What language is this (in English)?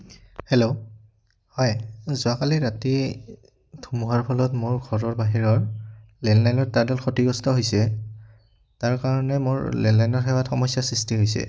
Assamese